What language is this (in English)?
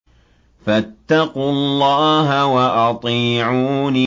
Arabic